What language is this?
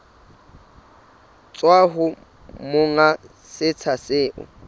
Southern Sotho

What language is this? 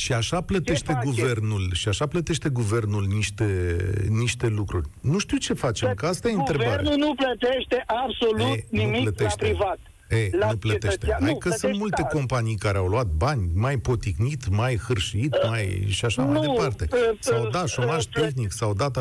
Romanian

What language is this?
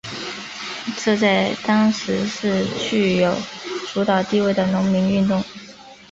Chinese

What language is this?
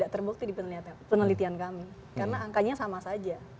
Indonesian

